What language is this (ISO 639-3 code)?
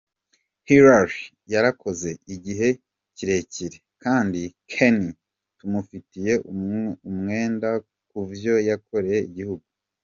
kin